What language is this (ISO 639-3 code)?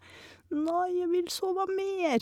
nor